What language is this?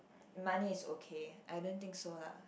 English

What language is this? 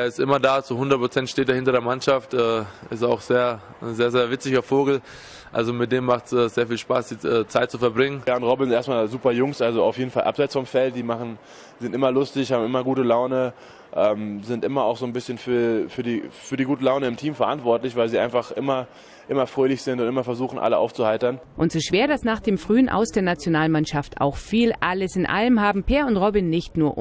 German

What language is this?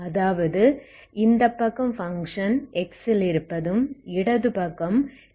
Tamil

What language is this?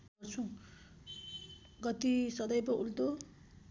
Nepali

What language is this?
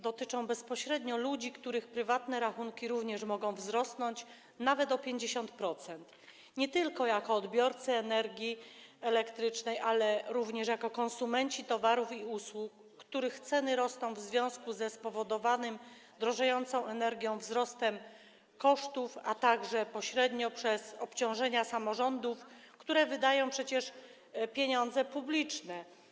Polish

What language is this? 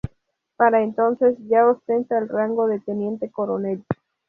Spanish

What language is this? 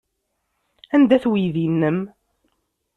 Kabyle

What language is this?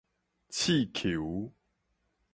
Min Nan Chinese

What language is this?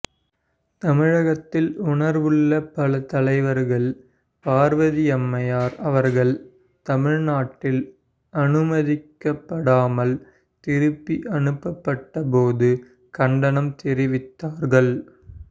Tamil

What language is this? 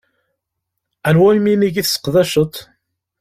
Kabyle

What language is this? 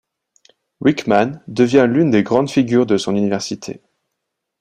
French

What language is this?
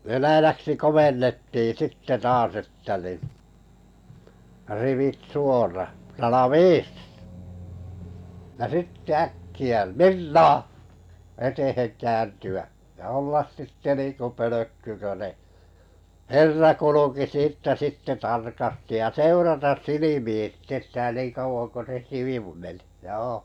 Finnish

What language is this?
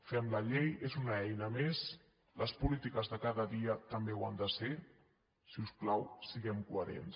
Catalan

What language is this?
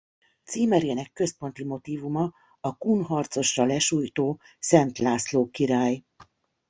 Hungarian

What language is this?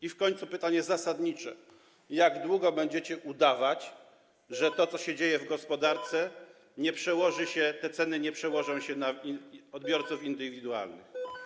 Polish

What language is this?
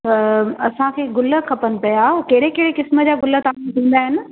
Sindhi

